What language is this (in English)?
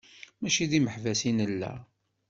Kabyle